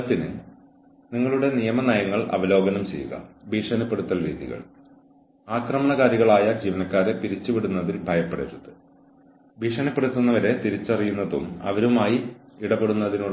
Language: Malayalam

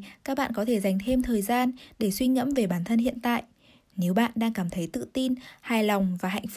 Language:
Vietnamese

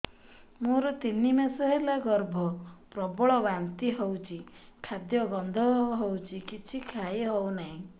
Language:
Odia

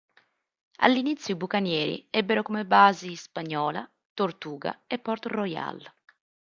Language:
Italian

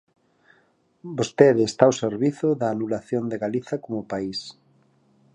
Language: Galician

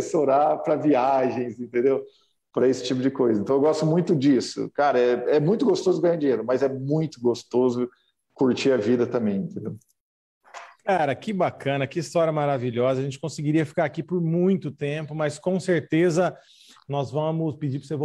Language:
Portuguese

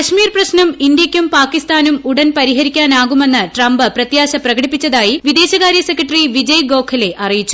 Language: Malayalam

